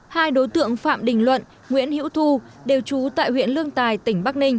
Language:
Vietnamese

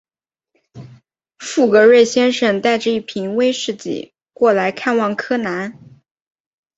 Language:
Chinese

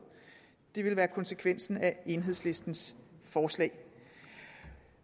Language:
Danish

